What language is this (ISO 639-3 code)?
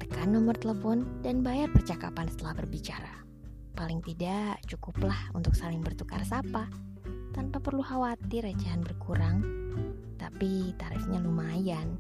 ind